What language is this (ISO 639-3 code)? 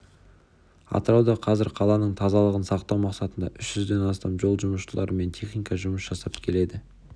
kaz